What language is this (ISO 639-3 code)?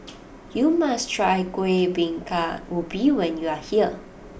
eng